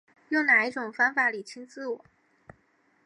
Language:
Chinese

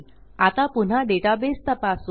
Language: Marathi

